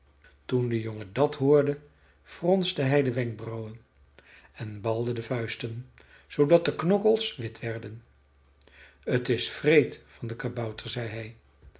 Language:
Dutch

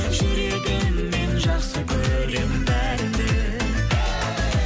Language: Kazakh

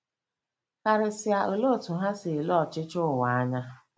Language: Igbo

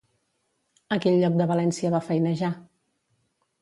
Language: Catalan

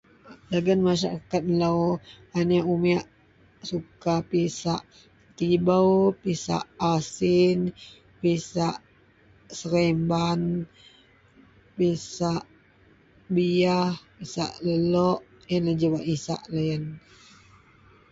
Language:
Central Melanau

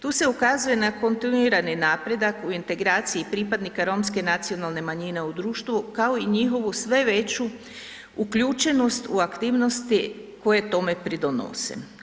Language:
Croatian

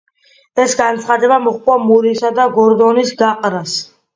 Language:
Georgian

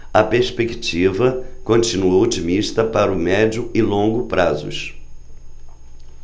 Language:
Portuguese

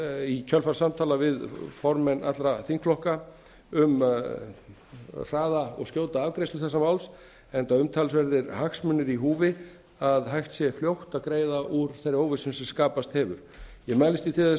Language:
Icelandic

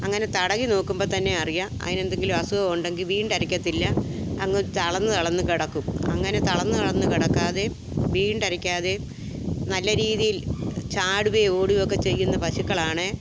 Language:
Malayalam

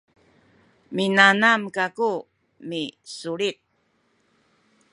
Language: Sakizaya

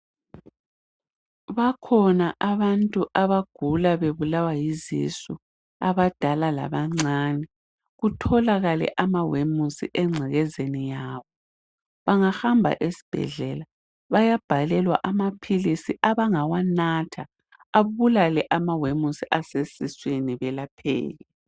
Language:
North Ndebele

